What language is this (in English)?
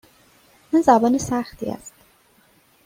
Persian